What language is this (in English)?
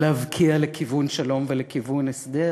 Hebrew